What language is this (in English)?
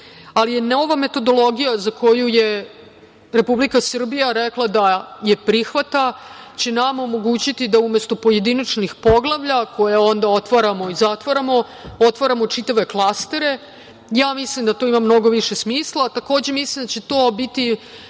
Serbian